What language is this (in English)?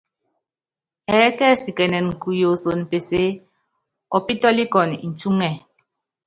Yangben